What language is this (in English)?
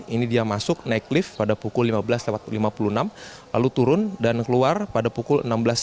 Indonesian